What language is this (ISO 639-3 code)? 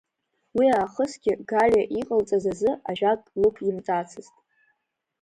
abk